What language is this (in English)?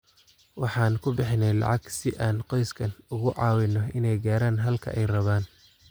Somali